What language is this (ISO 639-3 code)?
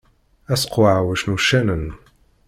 kab